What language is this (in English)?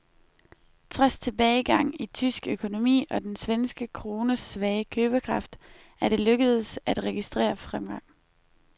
Danish